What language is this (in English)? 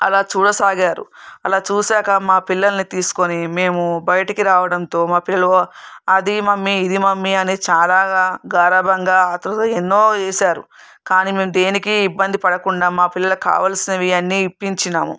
Telugu